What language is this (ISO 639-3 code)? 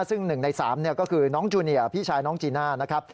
tha